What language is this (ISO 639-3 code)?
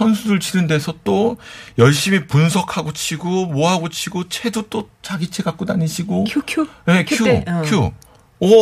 kor